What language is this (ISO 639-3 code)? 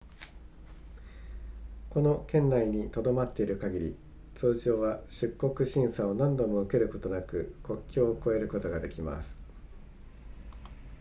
jpn